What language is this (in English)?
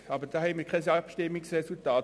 Swiss German